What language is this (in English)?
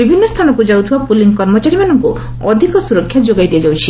Odia